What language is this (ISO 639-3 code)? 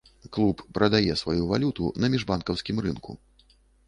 bel